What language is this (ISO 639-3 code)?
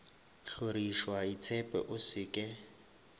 nso